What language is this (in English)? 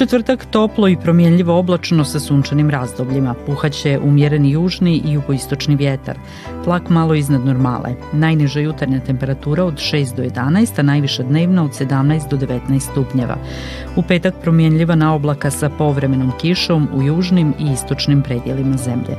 Croatian